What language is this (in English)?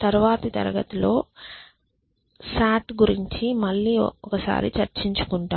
Telugu